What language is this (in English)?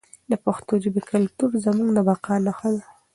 Pashto